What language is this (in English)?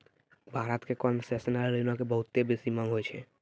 Maithili